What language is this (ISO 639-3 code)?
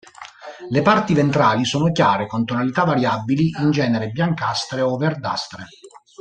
ita